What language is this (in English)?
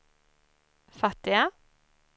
Swedish